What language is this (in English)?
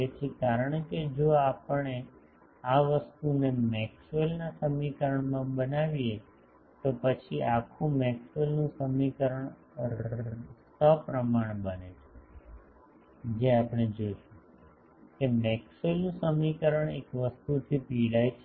Gujarati